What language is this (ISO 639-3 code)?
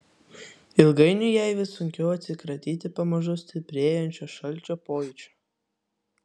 lit